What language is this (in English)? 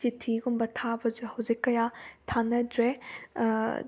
Manipuri